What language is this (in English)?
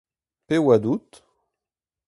Breton